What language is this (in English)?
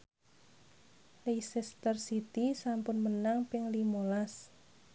Javanese